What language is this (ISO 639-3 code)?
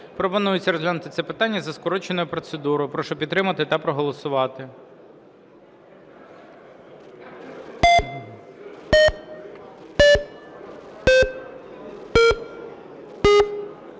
ukr